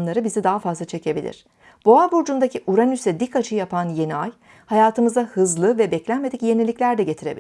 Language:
Turkish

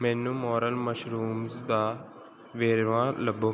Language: Punjabi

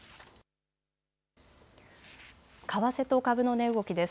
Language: Japanese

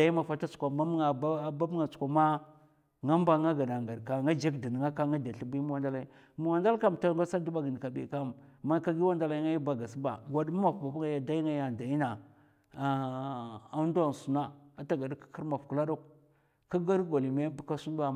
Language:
Mafa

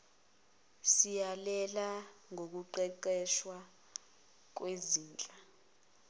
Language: Zulu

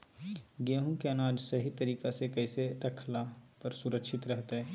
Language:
Magahi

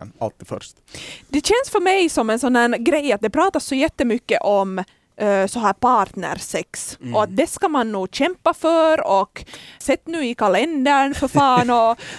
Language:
Swedish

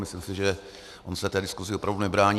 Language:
Czech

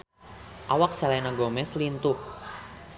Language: Sundanese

